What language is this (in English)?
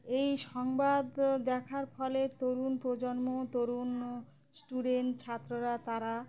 Bangla